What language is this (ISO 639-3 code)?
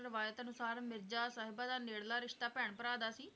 pan